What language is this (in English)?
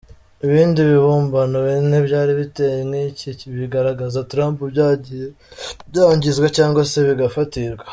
Kinyarwanda